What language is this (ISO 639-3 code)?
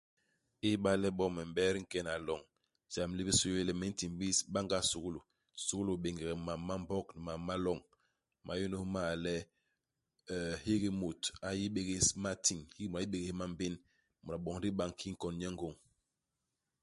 bas